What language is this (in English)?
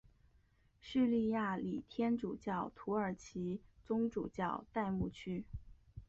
Chinese